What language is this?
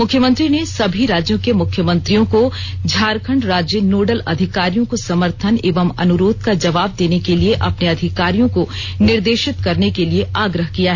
Hindi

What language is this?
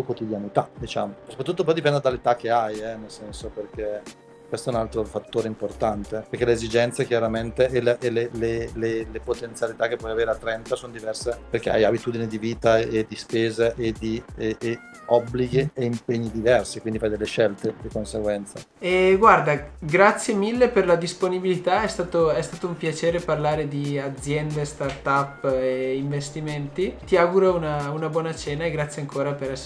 Italian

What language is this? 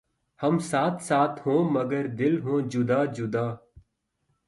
Urdu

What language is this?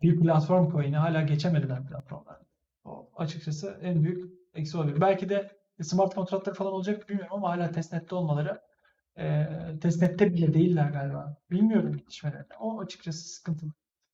Turkish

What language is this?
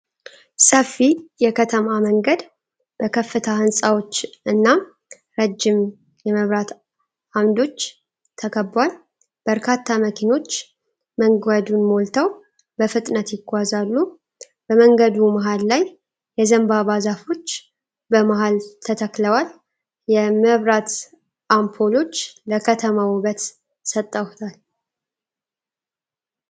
Amharic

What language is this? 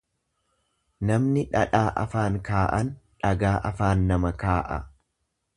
Oromo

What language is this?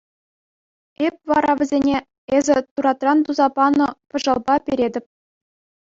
Chuvash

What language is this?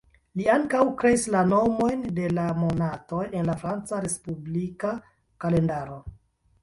Esperanto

